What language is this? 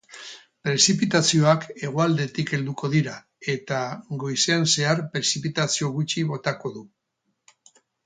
Basque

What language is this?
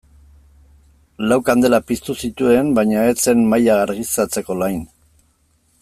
Basque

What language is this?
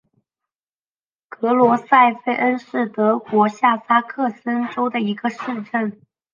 Chinese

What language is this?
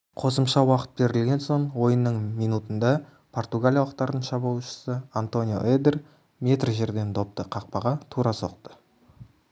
Kazakh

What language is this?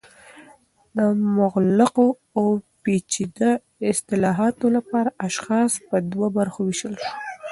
Pashto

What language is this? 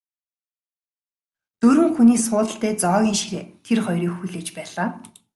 Mongolian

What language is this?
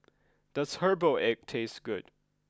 English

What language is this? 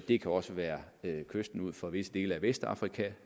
Danish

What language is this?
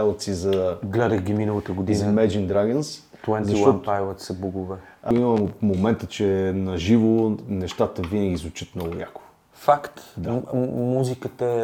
Bulgarian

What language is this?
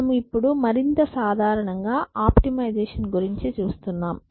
Telugu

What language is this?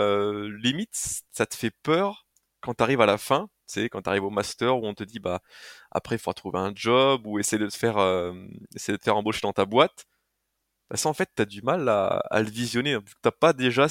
French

